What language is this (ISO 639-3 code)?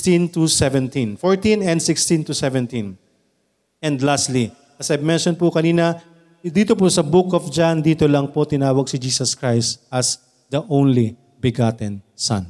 fil